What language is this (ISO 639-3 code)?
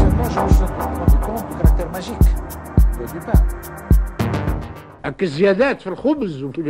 ara